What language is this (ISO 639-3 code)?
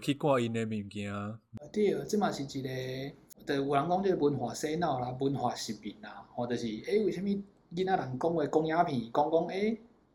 zho